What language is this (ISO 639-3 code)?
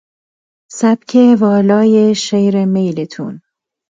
fas